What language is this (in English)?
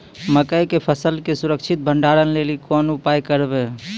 Maithili